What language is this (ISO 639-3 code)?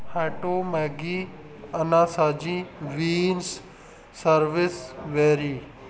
pan